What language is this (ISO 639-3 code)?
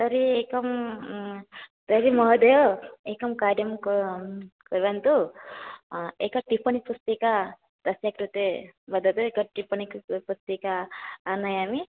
san